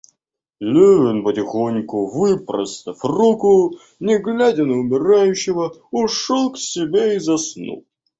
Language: Russian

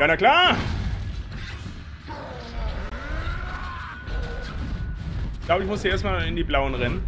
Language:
German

